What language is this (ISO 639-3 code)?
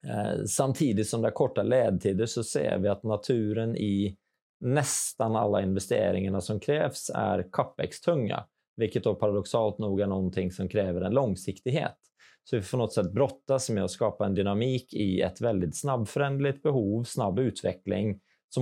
swe